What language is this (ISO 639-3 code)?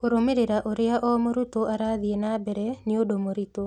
kik